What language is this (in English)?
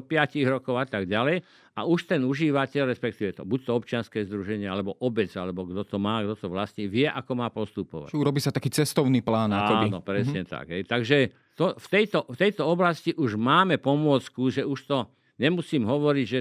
Slovak